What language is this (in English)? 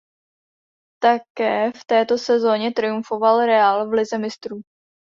Czech